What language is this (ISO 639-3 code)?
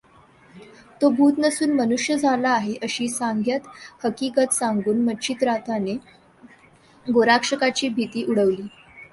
mar